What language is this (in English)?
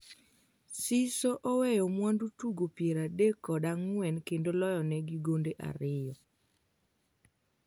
Luo (Kenya and Tanzania)